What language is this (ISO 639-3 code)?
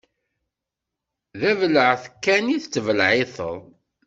kab